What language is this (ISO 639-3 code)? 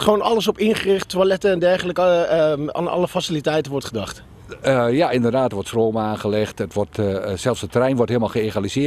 nld